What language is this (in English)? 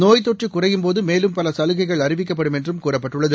Tamil